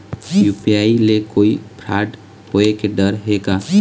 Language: Chhattisgarhi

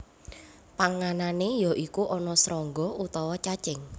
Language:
Javanese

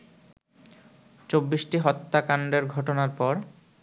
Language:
Bangla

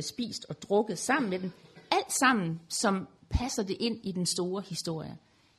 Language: Danish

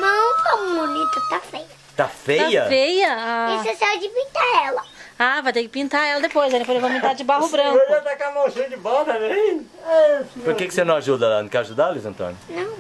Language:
Portuguese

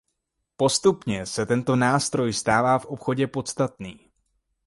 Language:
Czech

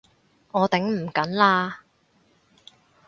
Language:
Cantonese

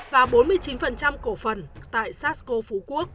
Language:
Vietnamese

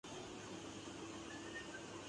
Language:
Urdu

